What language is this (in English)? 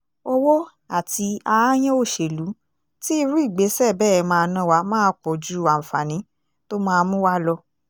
Yoruba